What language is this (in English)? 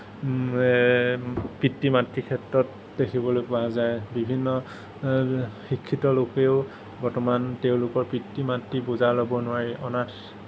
Assamese